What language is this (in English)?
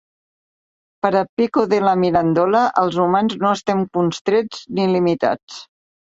Catalan